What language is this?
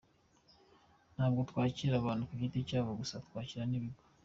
Kinyarwanda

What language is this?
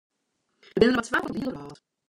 Western Frisian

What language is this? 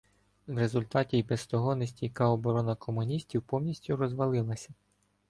Ukrainian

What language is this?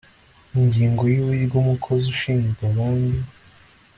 Kinyarwanda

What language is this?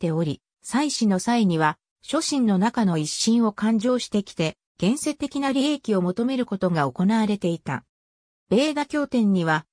Japanese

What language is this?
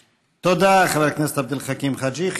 Hebrew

